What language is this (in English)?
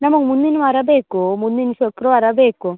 Kannada